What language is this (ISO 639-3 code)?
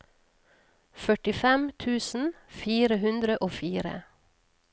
nor